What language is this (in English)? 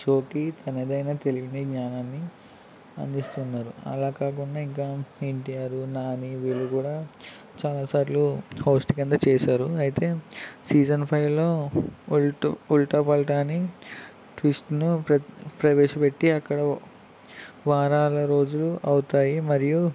Telugu